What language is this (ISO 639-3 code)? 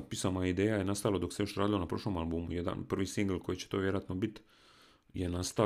hrv